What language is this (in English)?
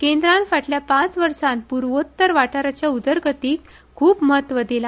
Konkani